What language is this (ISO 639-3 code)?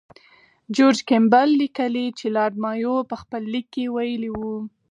pus